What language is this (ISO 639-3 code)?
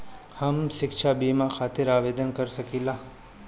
bho